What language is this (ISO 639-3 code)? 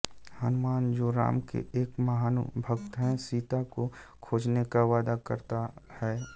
hin